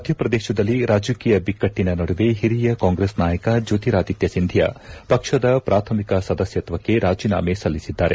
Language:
Kannada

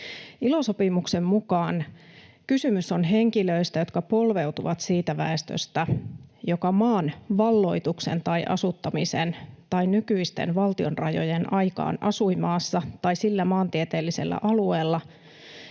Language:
Finnish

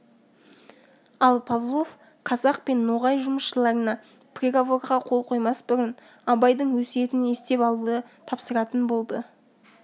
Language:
Kazakh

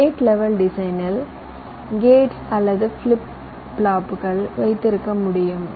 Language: Tamil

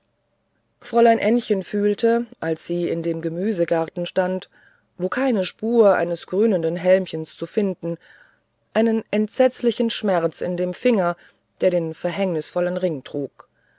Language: German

